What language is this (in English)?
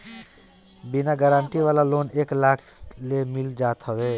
Bhojpuri